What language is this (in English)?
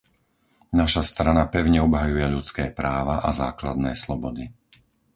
Slovak